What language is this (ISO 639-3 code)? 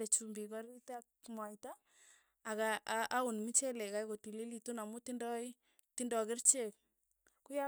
tuy